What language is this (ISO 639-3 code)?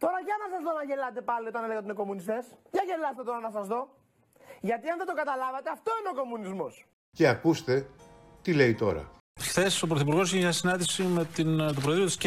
ell